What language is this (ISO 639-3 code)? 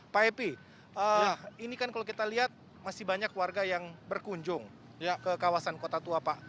ind